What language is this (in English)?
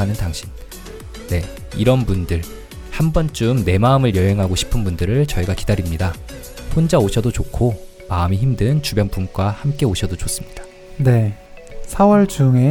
Korean